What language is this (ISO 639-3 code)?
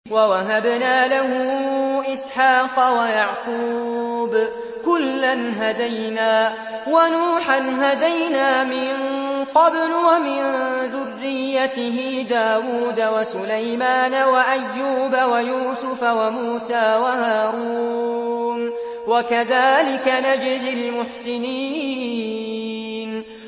ara